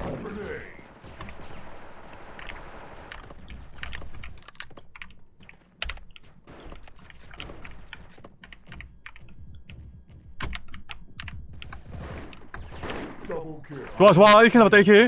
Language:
Korean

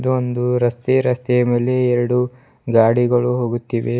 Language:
Kannada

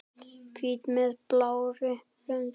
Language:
Icelandic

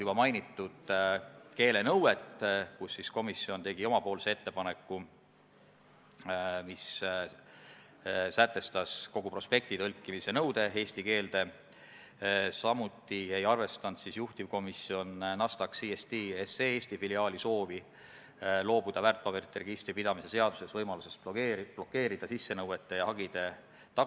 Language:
Estonian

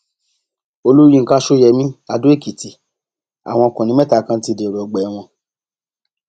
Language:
Yoruba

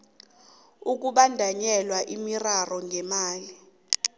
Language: South Ndebele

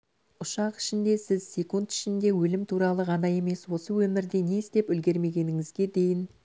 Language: Kazakh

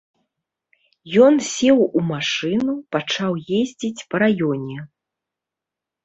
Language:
Belarusian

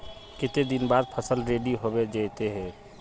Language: Magahi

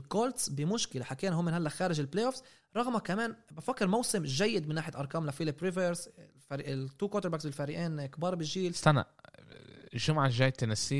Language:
Arabic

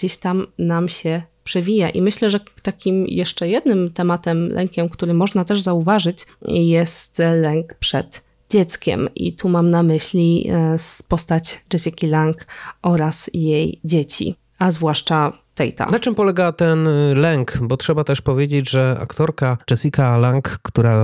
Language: Polish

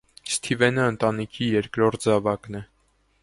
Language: Armenian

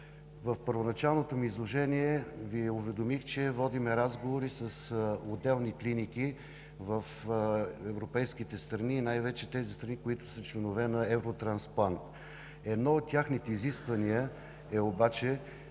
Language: Bulgarian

